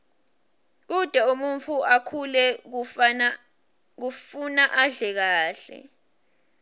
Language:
Swati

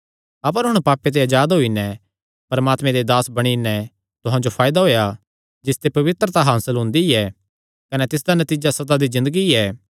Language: Kangri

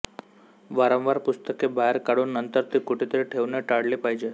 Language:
Marathi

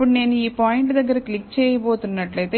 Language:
Telugu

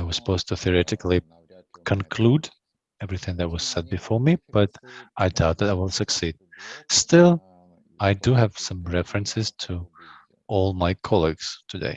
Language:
English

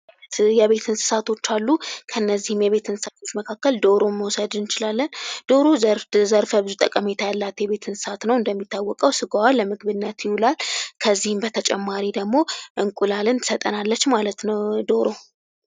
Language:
Amharic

